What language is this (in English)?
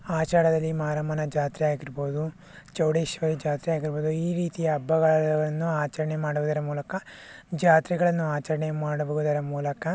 Kannada